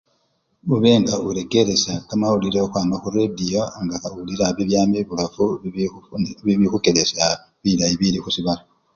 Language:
Luyia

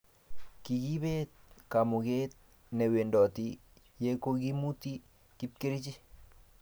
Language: Kalenjin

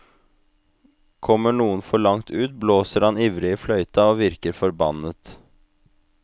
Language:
Norwegian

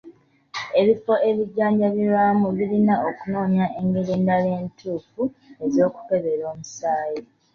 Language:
Ganda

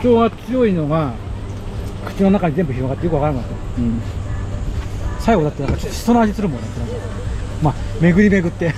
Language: Japanese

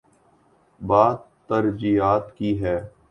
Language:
Urdu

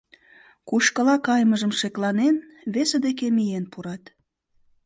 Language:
Mari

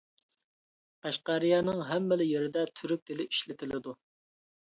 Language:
Uyghur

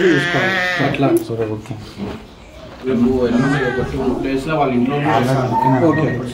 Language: Telugu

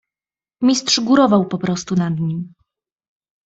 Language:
Polish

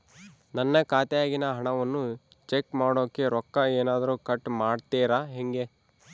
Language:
Kannada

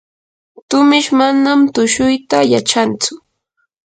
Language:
Yanahuanca Pasco Quechua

